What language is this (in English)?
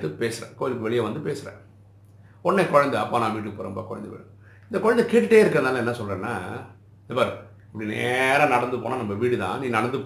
Tamil